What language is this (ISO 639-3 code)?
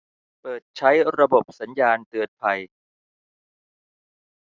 tha